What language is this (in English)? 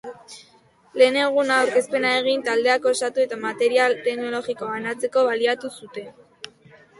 Basque